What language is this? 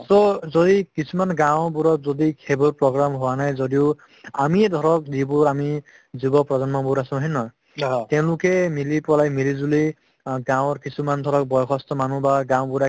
Assamese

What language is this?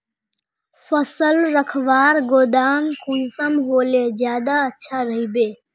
Magahi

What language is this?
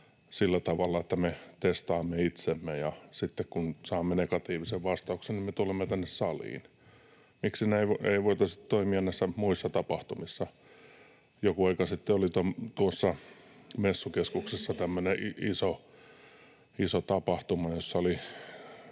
Finnish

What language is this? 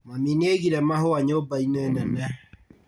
Kikuyu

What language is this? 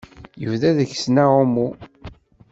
Kabyle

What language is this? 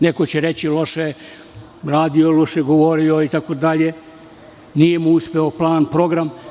Serbian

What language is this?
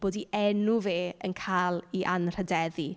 Welsh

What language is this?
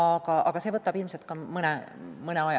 Estonian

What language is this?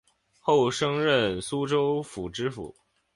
Chinese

